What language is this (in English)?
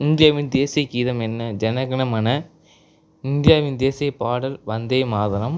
Tamil